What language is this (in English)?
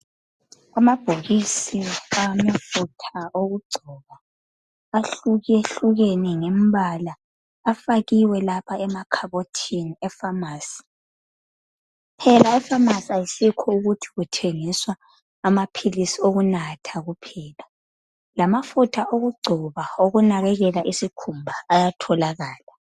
North Ndebele